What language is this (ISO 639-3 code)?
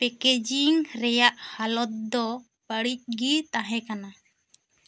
sat